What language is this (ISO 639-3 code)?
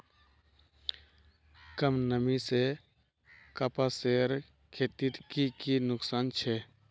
mag